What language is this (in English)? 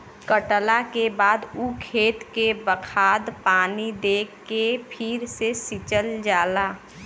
Bhojpuri